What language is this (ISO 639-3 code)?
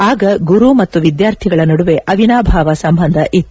kan